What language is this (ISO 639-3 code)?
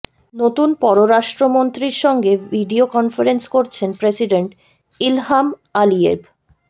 ben